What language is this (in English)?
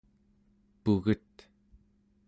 Central Yupik